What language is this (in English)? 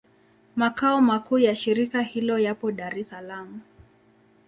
Swahili